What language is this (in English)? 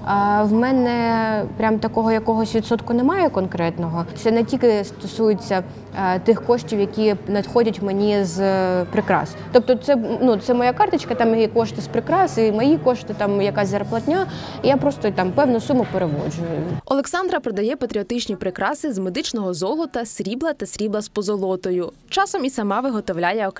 Ukrainian